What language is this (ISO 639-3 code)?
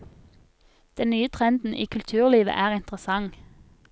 nor